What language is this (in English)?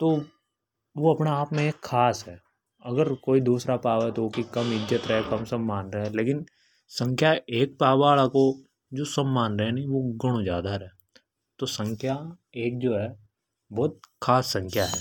Hadothi